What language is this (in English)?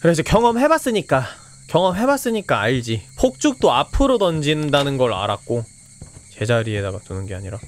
Korean